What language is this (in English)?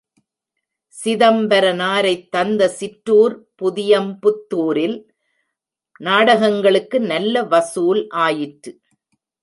Tamil